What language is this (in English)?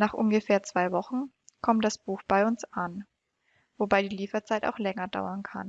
German